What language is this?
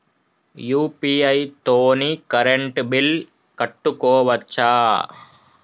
Telugu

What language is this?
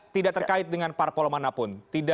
Indonesian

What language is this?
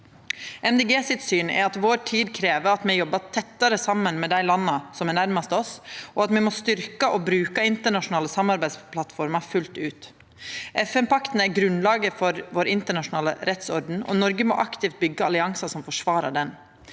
Norwegian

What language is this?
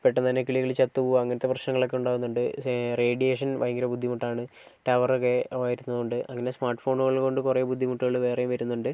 Malayalam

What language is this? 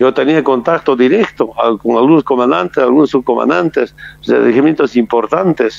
Spanish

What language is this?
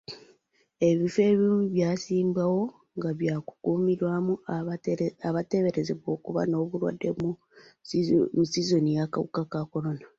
Ganda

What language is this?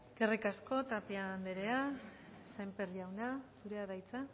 Basque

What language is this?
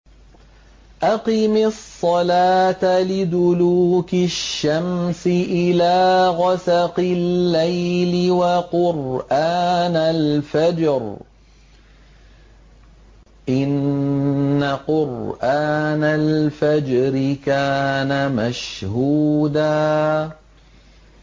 Arabic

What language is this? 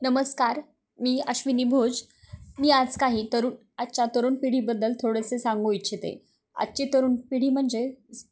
Marathi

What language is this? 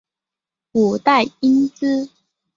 Chinese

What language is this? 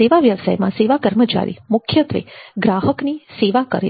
Gujarati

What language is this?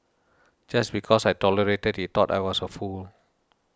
English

